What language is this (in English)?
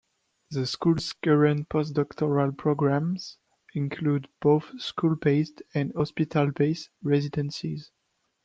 English